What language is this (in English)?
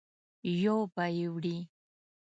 Pashto